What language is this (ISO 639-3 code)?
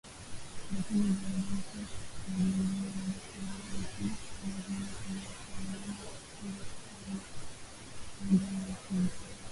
swa